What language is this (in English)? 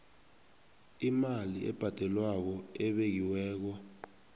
South Ndebele